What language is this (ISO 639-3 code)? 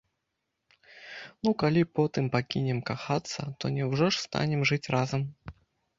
bel